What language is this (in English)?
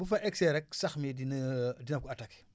Wolof